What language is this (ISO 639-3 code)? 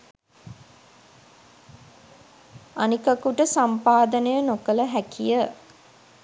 sin